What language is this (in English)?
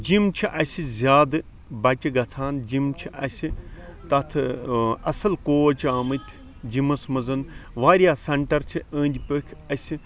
Kashmiri